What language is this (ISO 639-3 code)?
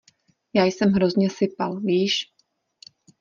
ces